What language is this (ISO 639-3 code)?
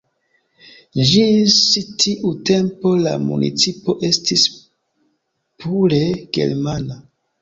epo